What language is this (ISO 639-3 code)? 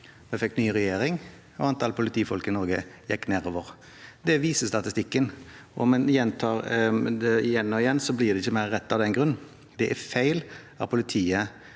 nor